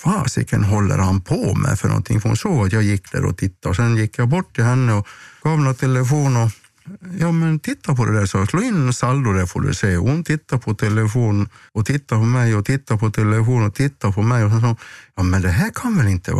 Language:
Swedish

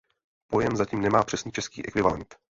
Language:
Czech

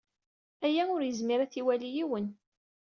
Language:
Kabyle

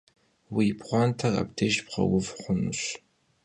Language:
Kabardian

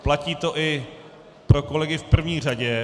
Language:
Czech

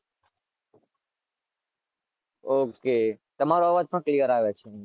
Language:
Gujarati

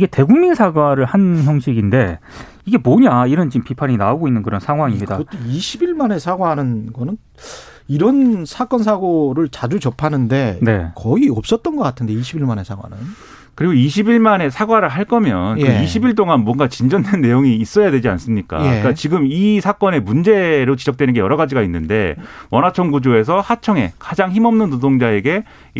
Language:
Korean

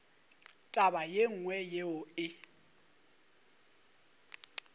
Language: Northern Sotho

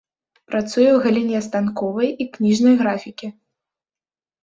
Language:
Belarusian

